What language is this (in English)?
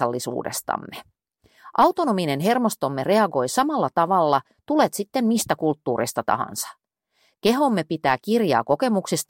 Finnish